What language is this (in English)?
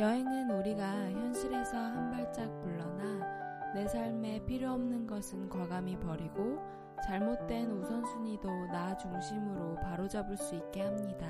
Korean